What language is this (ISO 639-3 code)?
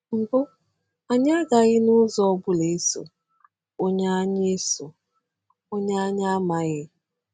ibo